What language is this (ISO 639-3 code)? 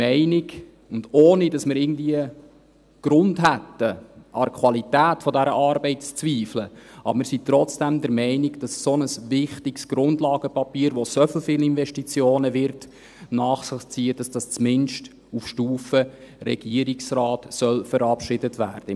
gsw